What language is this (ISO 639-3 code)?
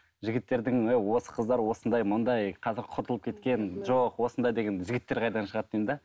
kaz